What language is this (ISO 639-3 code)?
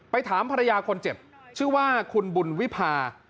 tha